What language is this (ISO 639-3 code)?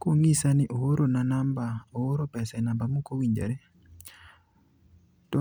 luo